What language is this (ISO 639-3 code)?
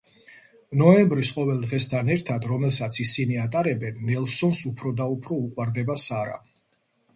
kat